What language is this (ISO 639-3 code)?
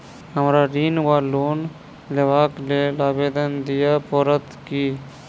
mai